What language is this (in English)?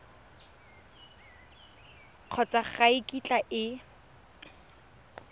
Tswana